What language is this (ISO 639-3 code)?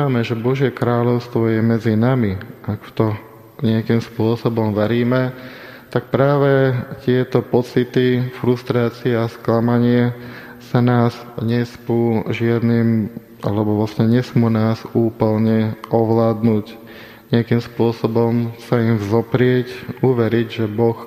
slk